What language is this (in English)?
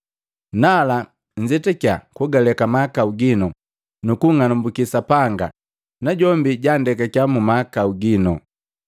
Matengo